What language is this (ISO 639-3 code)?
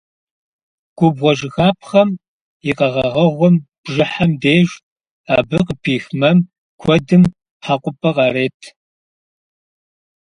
kbd